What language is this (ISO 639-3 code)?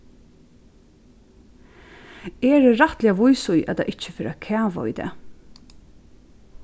fao